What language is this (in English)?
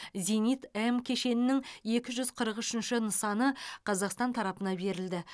Kazakh